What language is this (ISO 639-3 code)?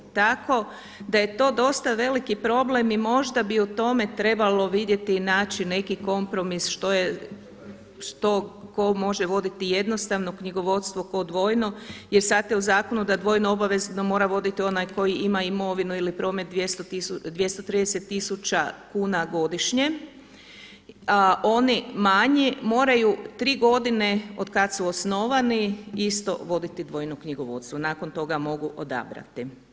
hrv